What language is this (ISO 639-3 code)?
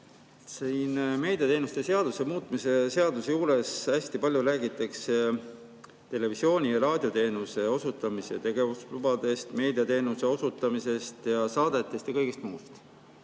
est